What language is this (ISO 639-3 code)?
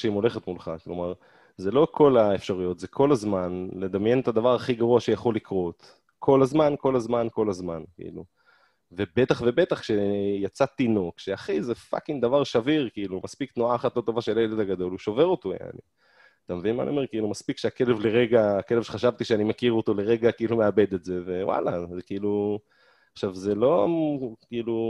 heb